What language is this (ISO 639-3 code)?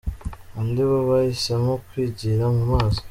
kin